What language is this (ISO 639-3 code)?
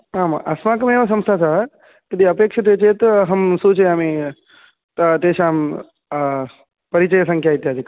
san